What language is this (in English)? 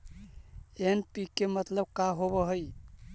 Magahi